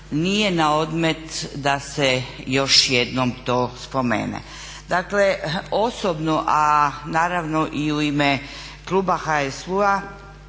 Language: Croatian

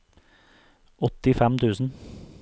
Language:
Norwegian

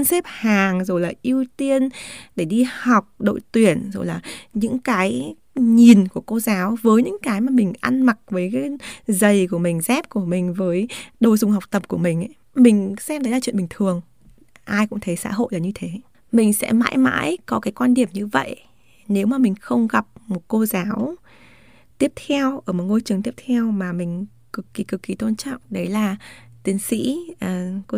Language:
Vietnamese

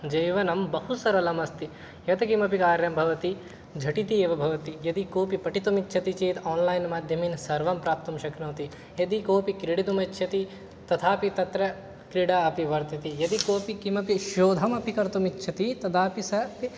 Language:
Sanskrit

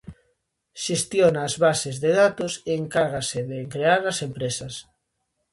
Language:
Galician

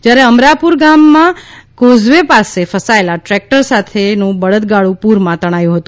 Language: Gujarati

